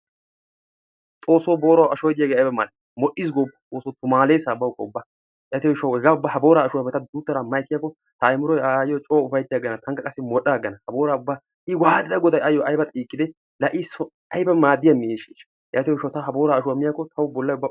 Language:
Wolaytta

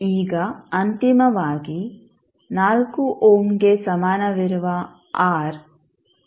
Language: Kannada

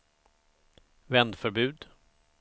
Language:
Swedish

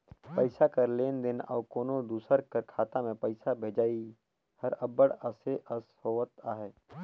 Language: Chhattisgarhi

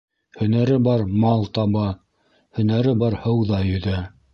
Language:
Bashkir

